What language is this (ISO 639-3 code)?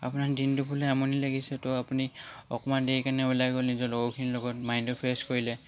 asm